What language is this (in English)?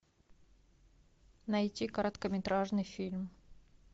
Russian